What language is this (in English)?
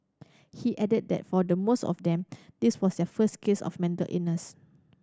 English